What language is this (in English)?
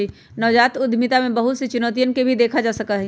Magahi